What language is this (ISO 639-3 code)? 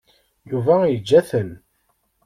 kab